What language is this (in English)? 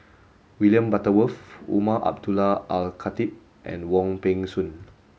English